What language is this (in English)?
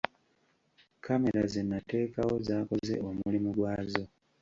Ganda